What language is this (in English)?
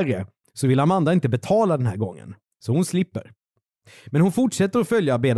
Swedish